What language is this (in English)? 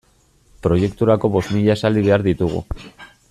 Basque